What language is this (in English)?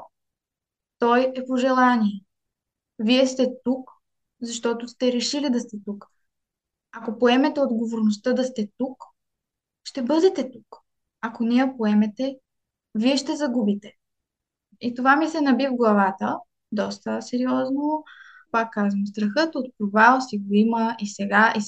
Bulgarian